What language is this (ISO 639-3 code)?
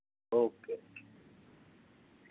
doi